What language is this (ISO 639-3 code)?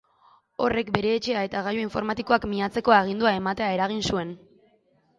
eus